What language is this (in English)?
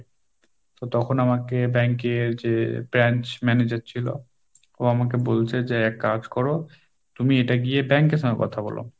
Bangla